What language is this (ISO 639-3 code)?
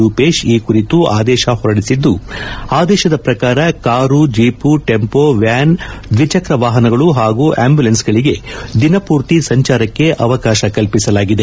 kan